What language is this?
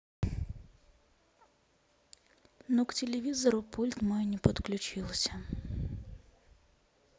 Russian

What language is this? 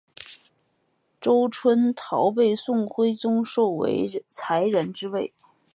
Chinese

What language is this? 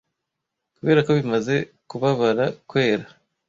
Kinyarwanda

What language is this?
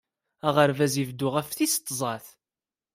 Kabyle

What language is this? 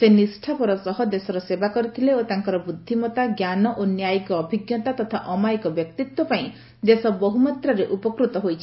Odia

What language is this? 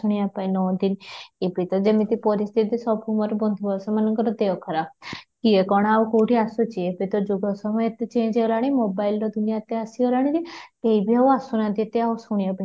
Odia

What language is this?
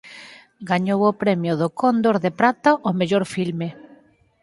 Galician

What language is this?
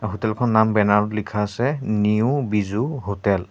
Assamese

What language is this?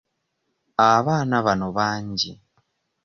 Ganda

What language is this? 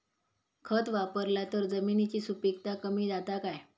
Marathi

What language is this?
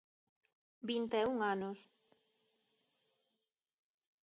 Galician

